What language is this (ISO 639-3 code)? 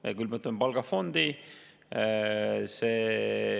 est